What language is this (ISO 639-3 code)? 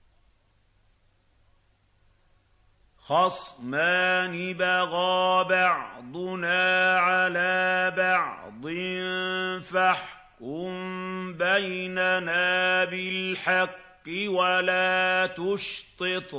ara